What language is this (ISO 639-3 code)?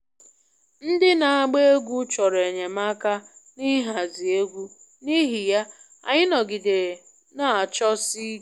ibo